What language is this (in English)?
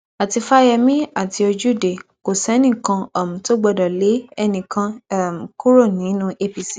Yoruba